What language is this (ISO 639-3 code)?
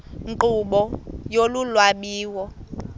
xho